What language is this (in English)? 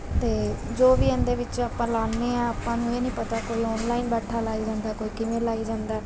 Punjabi